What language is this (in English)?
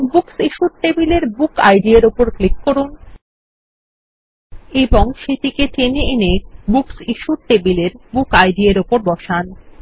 Bangla